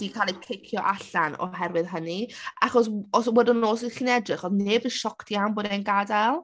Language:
Welsh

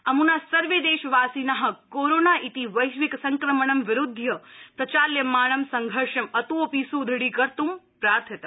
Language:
Sanskrit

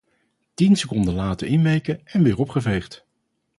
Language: Dutch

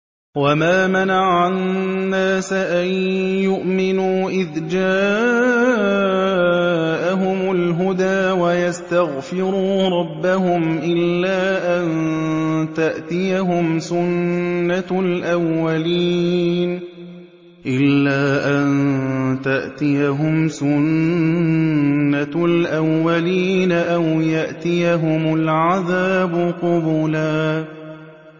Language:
Arabic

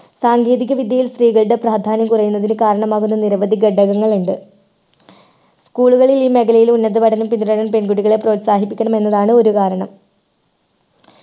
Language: Malayalam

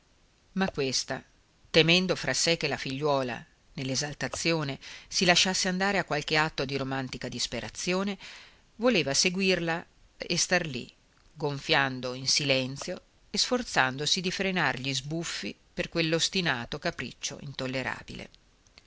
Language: Italian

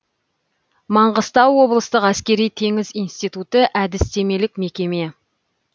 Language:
Kazakh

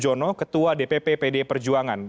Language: Indonesian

